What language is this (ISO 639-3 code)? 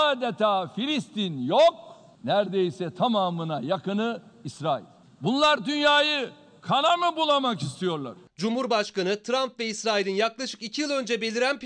tur